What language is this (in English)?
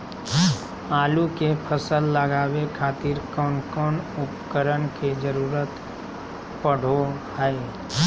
Magahi